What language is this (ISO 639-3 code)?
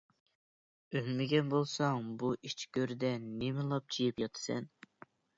uig